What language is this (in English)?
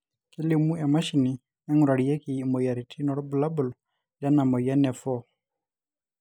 Masai